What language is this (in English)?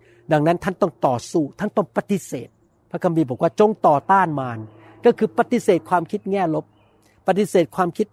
Thai